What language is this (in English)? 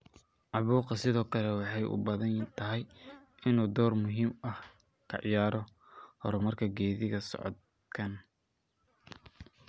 Somali